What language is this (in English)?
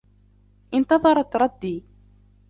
Arabic